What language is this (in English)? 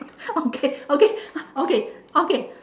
English